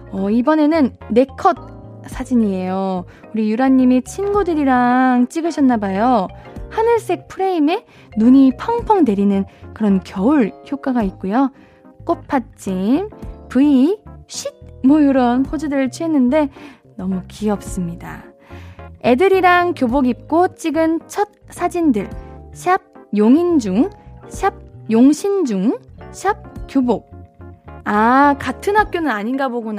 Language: Korean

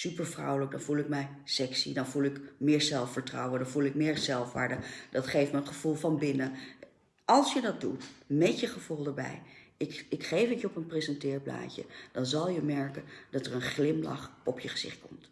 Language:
Dutch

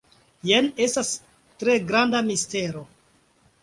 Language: Esperanto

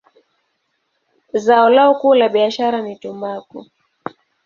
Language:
Swahili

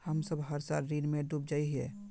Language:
Magahi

